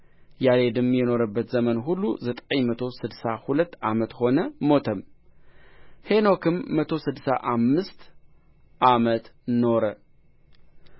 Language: Amharic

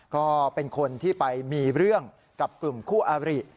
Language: Thai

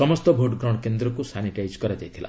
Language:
Odia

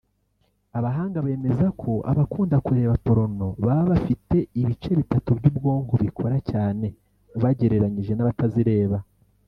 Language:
Kinyarwanda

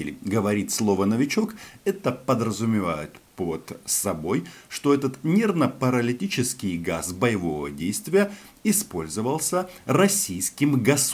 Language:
Russian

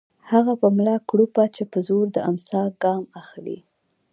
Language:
Pashto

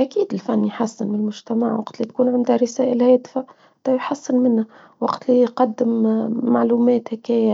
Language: Tunisian Arabic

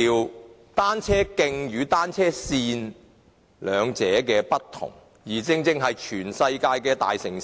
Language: Cantonese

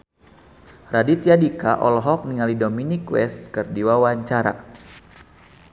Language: Sundanese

